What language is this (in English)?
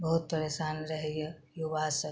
Maithili